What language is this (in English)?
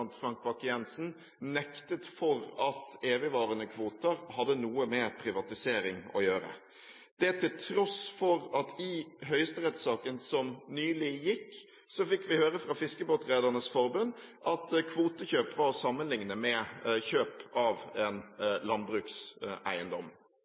Norwegian Bokmål